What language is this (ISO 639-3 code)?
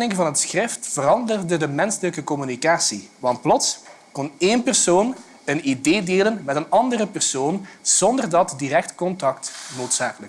nld